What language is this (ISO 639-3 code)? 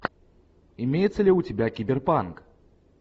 rus